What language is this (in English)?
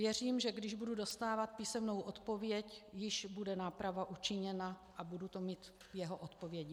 Czech